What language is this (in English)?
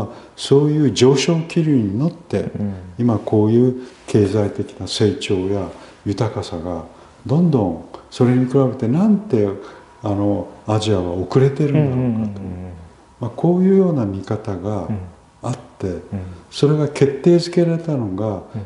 Japanese